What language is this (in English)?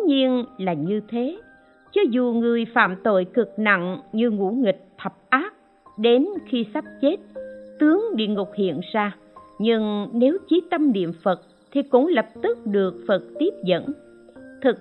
Vietnamese